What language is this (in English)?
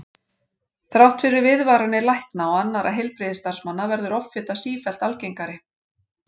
Icelandic